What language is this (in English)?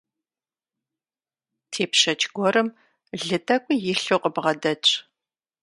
Kabardian